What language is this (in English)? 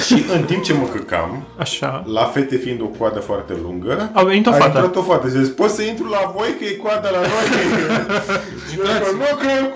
Romanian